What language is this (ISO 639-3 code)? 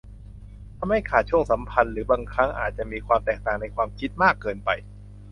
tha